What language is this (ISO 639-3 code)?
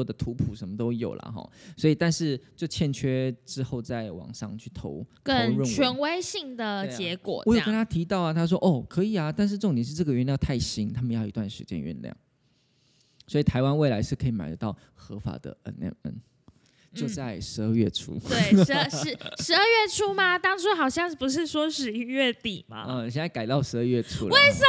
zho